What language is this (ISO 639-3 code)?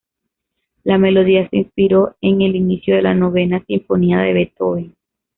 spa